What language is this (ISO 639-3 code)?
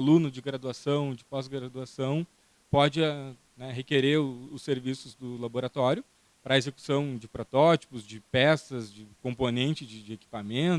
por